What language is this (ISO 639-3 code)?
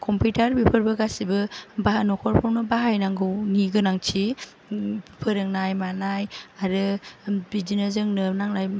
brx